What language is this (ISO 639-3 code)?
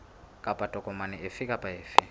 sot